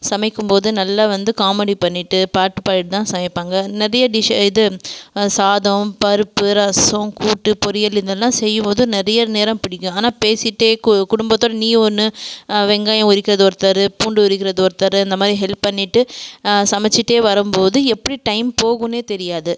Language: Tamil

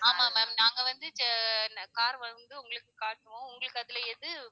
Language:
Tamil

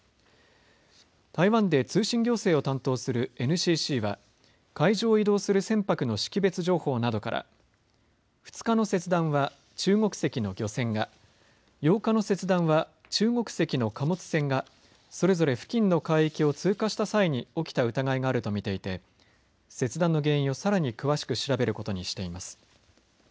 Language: Japanese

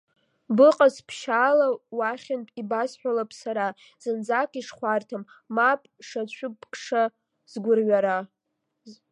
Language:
Abkhazian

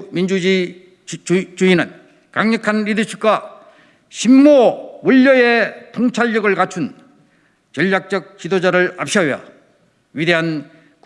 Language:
Korean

